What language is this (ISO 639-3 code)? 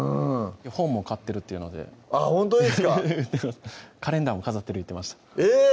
jpn